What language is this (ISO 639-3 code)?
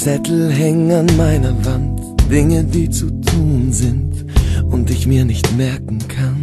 deu